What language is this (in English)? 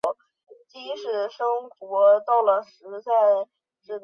Chinese